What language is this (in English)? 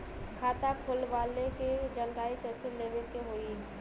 Bhojpuri